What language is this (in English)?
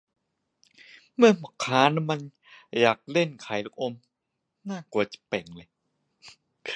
Thai